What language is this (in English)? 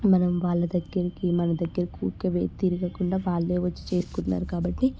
Telugu